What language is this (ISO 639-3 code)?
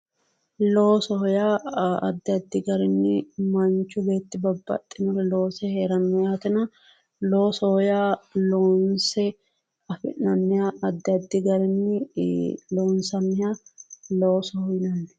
sid